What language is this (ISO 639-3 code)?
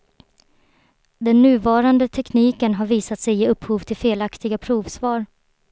swe